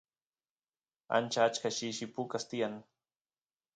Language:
Santiago del Estero Quichua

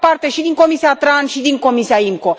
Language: Romanian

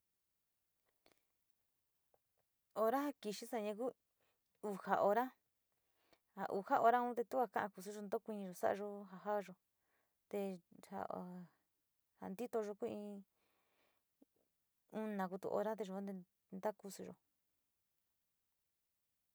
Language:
Sinicahua Mixtec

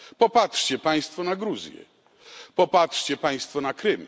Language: Polish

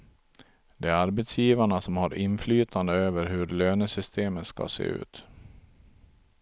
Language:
Swedish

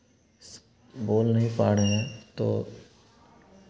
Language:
Hindi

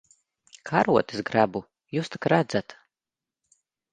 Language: Latvian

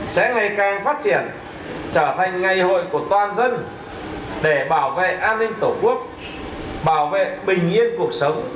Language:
Vietnamese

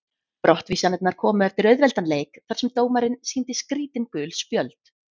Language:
Icelandic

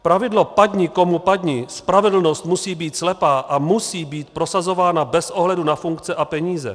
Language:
Czech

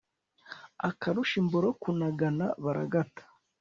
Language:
Kinyarwanda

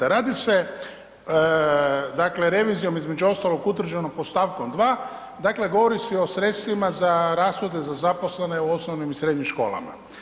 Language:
Croatian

